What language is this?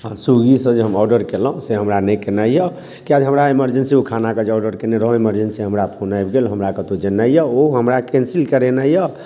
Maithili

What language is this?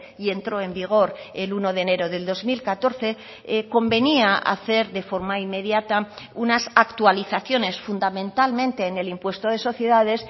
Spanish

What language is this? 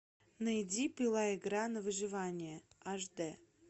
Russian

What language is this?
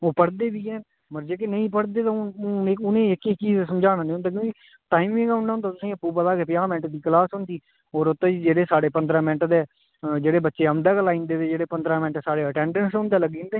Dogri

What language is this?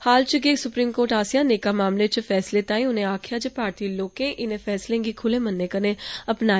Dogri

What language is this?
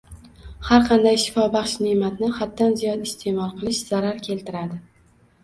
Uzbek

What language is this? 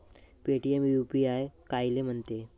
Marathi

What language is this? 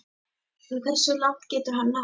Icelandic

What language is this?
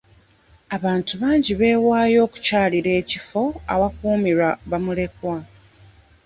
Ganda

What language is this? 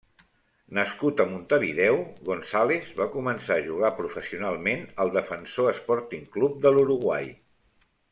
Catalan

